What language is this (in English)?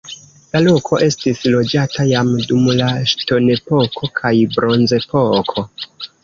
Esperanto